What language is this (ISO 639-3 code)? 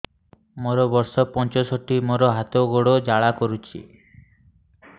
ori